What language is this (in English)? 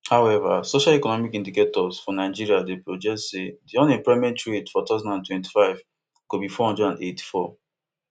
Nigerian Pidgin